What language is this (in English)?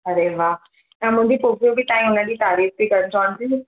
Sindhi